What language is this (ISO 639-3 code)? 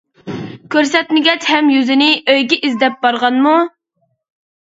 uig